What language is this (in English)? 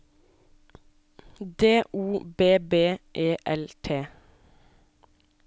Norwegian